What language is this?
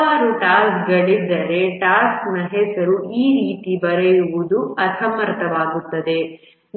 Kannada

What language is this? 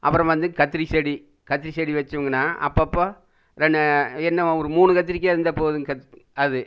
Tamil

